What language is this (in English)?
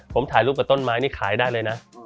Thai